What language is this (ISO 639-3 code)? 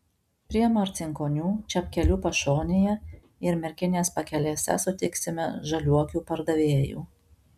lit